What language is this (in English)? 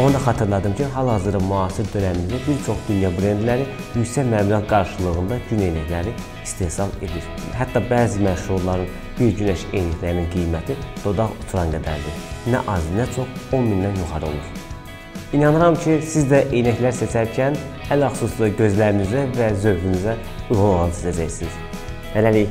Turkish